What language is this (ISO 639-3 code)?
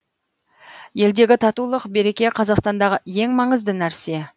kaz